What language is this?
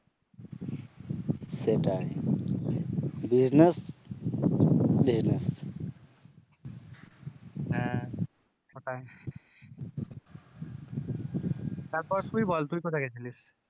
Bangla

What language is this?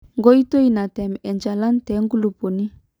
Masai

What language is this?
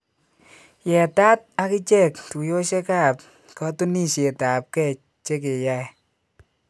Kalenjin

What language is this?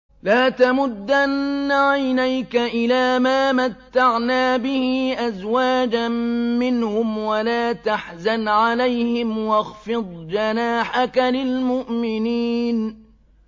Arabic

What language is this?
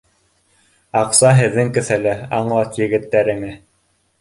Bashkir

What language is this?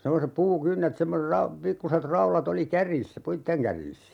Finnish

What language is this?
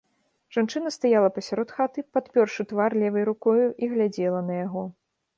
Belarusian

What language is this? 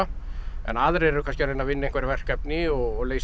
Icelandic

